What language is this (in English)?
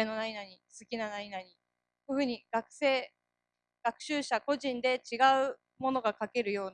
Japanese